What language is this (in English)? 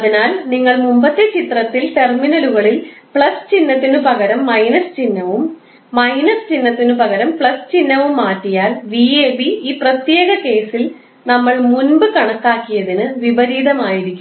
Malayalam